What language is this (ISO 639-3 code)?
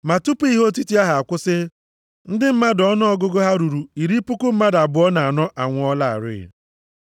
ibo